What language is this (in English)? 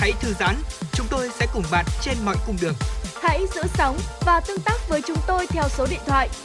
Vietnamese